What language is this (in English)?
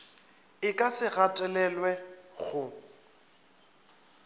Northern Sotho